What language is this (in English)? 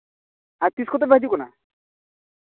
Santali